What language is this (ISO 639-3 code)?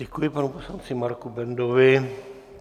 ces